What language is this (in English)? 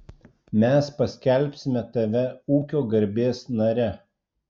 Lithuanian